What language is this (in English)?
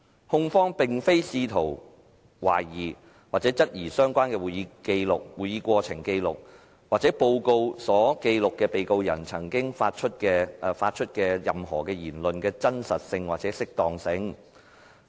Cantonese